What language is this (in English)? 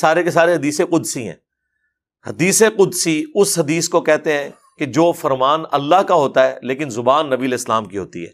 Urdu